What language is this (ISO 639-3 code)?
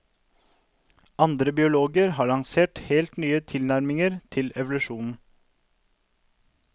nor